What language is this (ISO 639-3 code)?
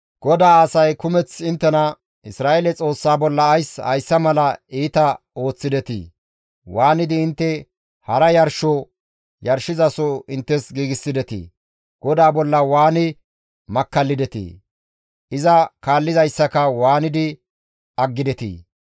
gmv